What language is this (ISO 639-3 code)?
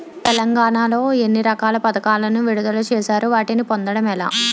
tel